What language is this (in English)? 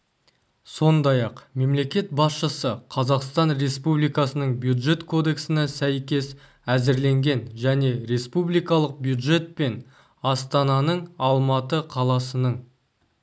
Kazakh